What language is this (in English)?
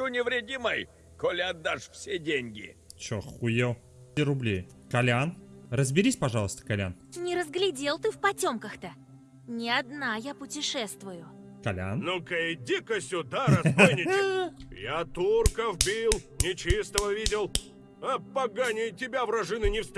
Russian